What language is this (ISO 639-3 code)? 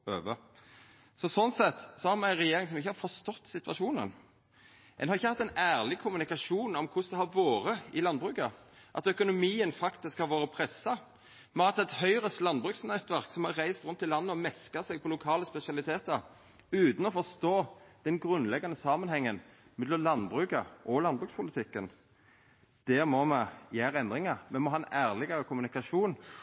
nno